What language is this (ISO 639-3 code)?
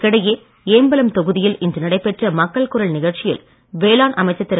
tam